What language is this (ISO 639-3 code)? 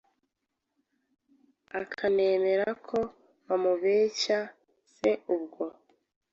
kin